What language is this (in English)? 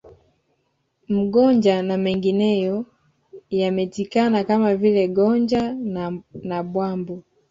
Swahili